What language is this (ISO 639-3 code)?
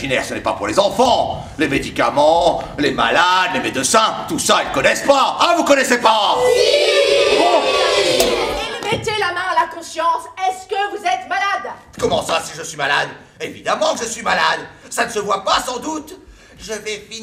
fra